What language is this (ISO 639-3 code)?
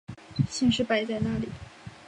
zho